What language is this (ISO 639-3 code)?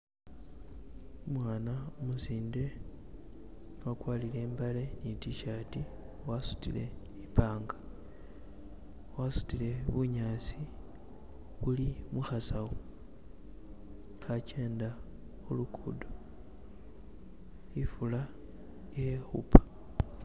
myx